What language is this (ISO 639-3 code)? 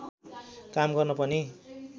nep